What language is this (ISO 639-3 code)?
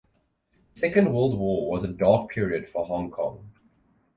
eng